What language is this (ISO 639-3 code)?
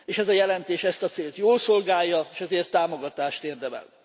hun